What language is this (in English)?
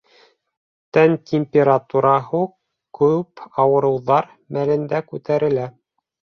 Bashkir